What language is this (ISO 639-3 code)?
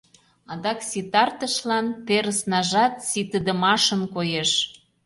chm